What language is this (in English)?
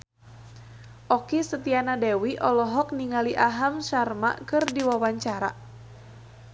Sundanese